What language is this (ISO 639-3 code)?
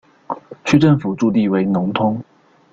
zho